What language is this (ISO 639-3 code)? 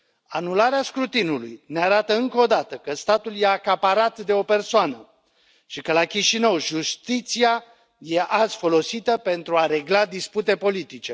ron